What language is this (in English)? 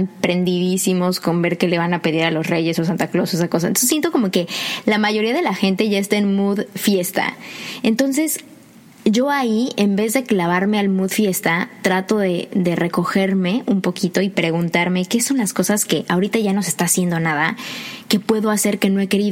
Spanish